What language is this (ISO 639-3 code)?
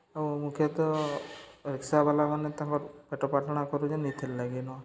ori